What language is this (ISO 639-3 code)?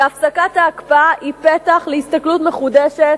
heb